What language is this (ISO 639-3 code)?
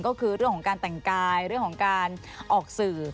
tha